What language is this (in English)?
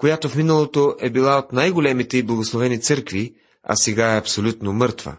Bulgarian